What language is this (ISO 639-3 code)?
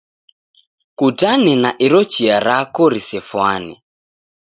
dav